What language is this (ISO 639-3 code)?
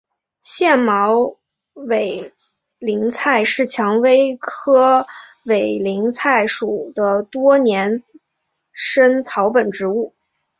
zho